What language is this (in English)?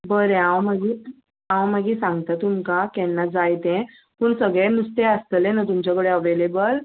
Konkani